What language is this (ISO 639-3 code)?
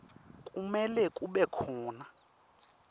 ssw